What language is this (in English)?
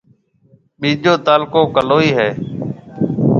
Marwari (Pakistan)